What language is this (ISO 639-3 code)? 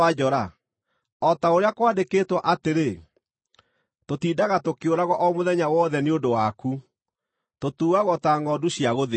kik